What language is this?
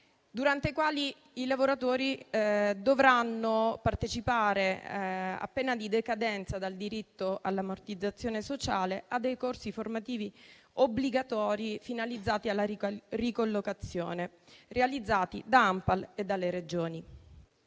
Italian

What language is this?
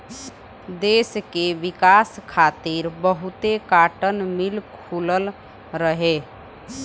Bhojpuri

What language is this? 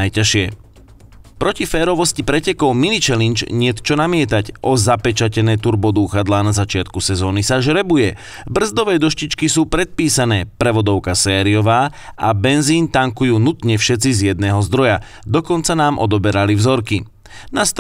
Slovak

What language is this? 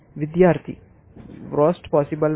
Telugu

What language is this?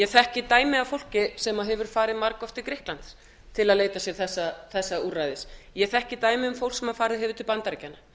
Icelandic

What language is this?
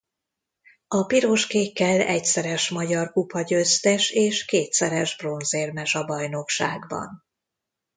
Hungarian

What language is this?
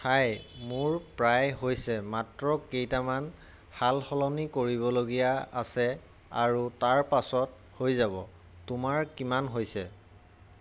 Assamese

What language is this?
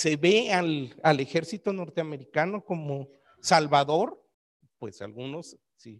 Spanish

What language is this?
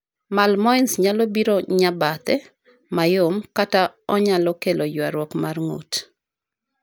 Luo (Kenya and Tanzania)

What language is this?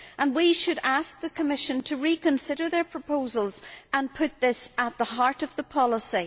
English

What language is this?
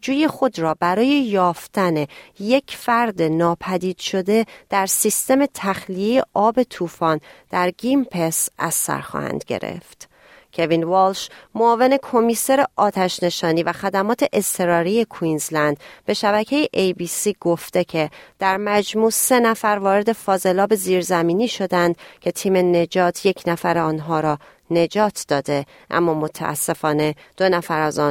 Persian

